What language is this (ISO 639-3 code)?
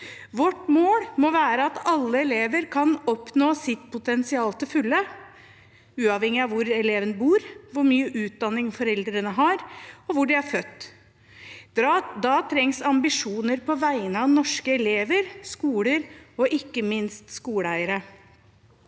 nor